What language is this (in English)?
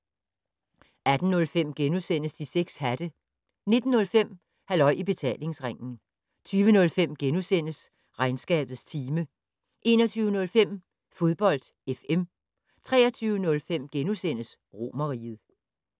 Danish